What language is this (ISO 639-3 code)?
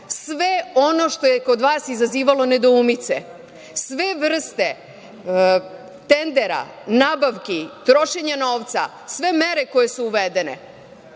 srp